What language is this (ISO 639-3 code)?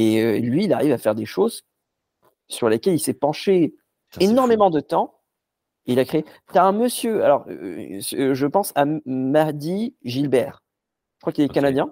fra